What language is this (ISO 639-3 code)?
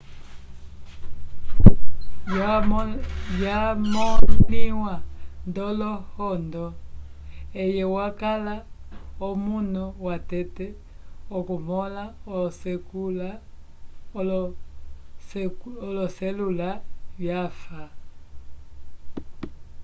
umb